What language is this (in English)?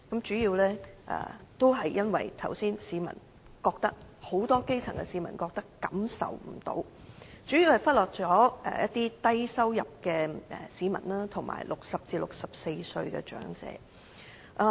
Cantonese